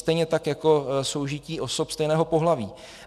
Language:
Czech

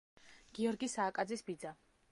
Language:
Georgian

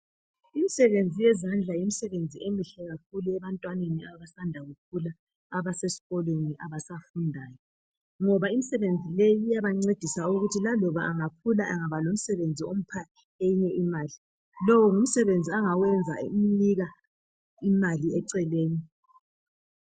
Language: North Ndebele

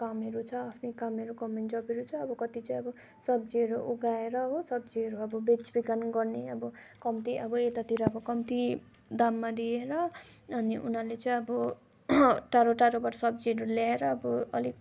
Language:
Nepali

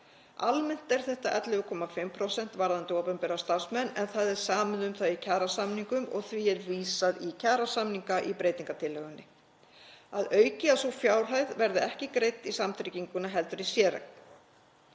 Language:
Icelandic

